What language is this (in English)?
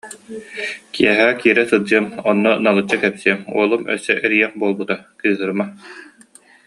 Yakut